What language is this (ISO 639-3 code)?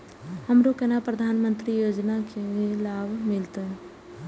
mai